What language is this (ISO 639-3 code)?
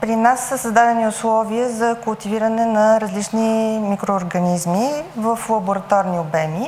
bul